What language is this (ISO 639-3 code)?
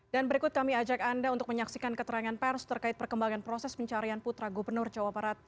ind